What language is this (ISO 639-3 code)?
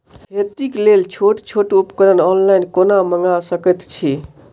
mai